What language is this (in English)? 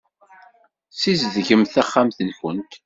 Kabyle